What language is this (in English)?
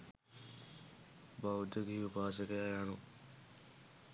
Sinhala